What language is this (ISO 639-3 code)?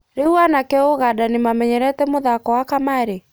kik